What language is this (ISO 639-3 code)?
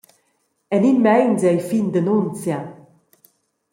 roh